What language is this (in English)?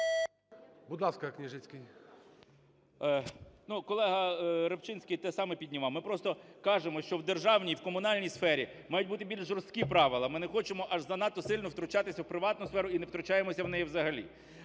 Ukrainian